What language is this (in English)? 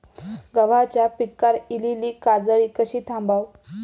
Marathi